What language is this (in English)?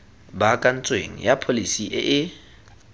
Tswana